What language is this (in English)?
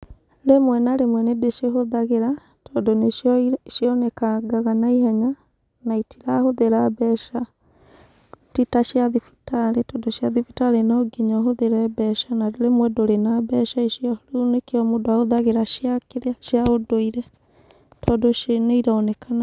Kikuyu